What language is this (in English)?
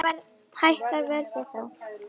Icelandic